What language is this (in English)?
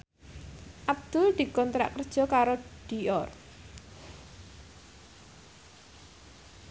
Javanese